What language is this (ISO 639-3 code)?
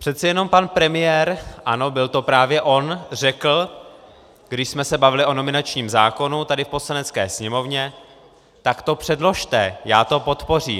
ces